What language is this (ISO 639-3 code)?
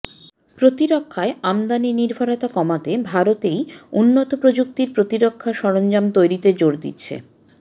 ben